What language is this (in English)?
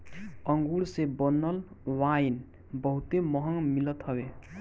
Bhojpuri